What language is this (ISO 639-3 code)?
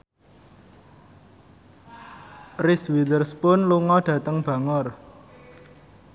jav